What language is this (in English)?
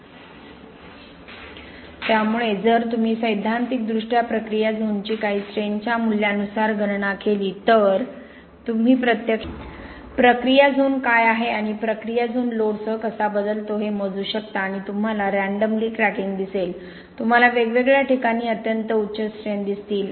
Marathi